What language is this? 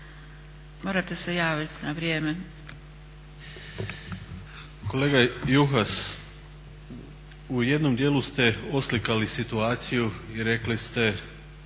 Croatian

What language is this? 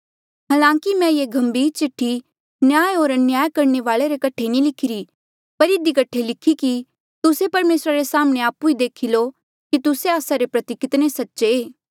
Mandeali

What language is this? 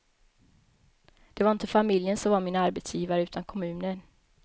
Swedish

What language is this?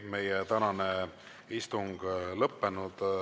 Estonian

